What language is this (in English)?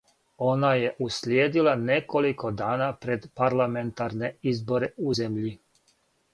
Serbian